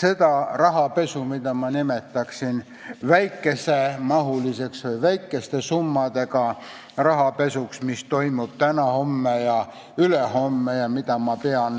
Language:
Estonian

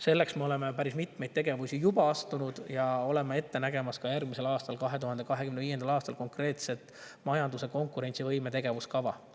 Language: Estonian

